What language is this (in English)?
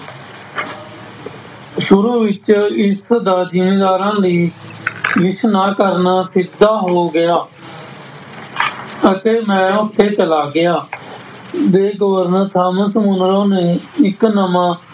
Punjabi